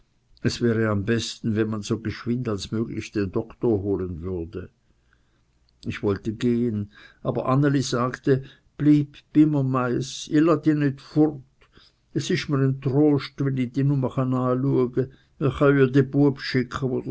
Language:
German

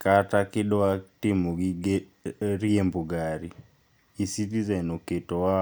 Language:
Luo (Kenya and Tanzania)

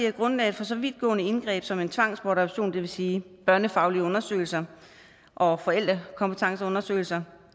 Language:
Danish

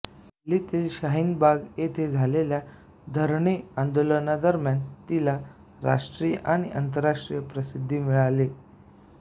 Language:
Marathi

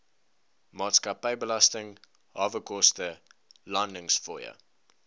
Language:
Afrikaans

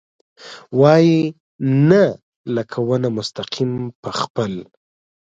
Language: Pashto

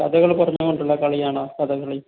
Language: Malayalam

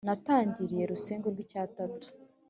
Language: Kinyarwanda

